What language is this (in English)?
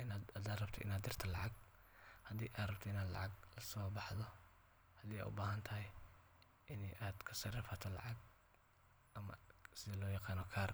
Somali